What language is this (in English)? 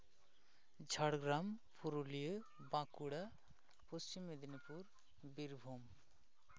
Santali